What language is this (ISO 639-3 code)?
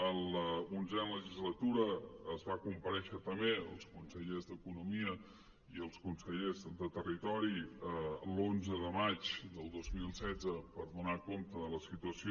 cat